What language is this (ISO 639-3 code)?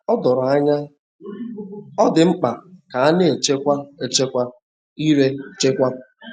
ibo